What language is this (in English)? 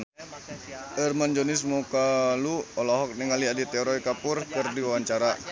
Sundanese